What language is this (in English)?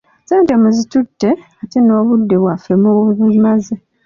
Ganda